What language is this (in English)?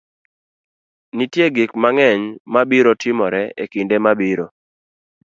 Luo (Kenya and Tanzania)